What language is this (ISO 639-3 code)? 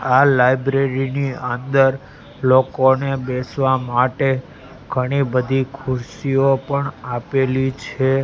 guj